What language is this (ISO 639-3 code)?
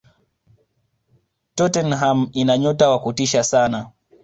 swa